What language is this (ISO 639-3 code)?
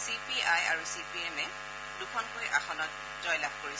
asm